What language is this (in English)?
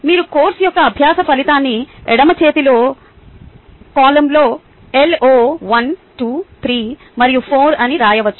Telugu